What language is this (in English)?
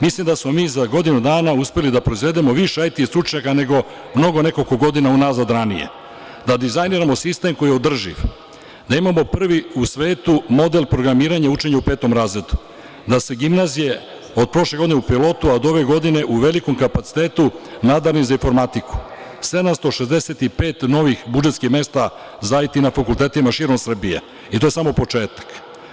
Serbian